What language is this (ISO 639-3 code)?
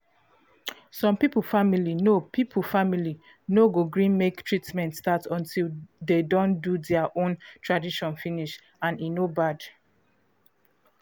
pcm